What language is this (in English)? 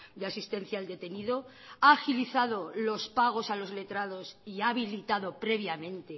Spanish